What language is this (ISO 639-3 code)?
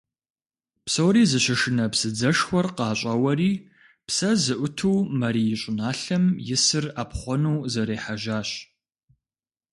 kbd